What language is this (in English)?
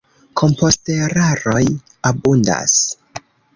Esperanto